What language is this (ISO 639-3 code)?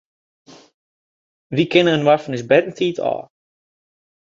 fry